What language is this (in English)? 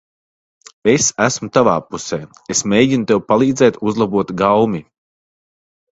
Latvian